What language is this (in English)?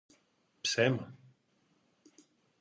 Greek